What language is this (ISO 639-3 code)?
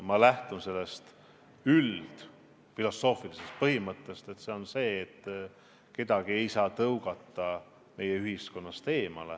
est